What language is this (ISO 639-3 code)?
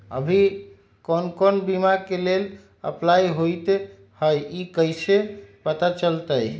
mag